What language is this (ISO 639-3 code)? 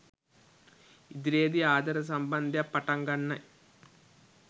sin